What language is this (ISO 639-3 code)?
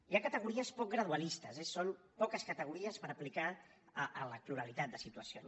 cat